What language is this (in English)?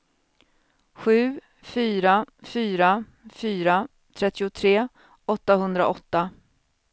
Swedish